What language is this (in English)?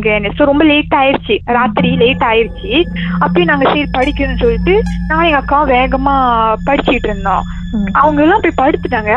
Tamil